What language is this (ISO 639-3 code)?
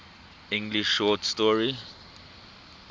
eng